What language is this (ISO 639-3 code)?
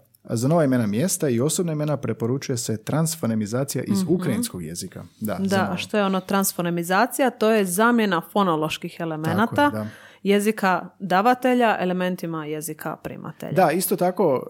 hrv